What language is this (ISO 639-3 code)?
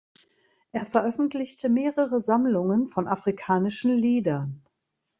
deu